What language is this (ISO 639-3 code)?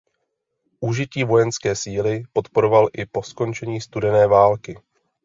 ces